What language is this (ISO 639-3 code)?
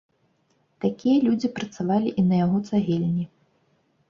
bel